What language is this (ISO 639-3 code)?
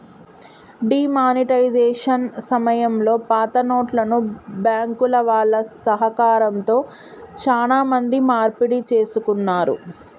tel